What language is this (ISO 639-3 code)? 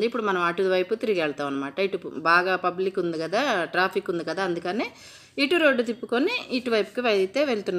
ara